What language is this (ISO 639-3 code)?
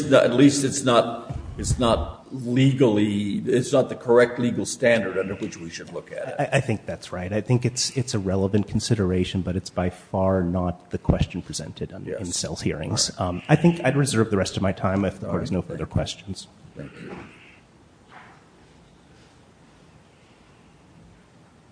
eng